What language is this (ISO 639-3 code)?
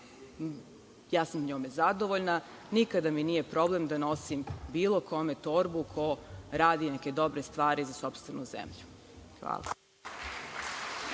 srp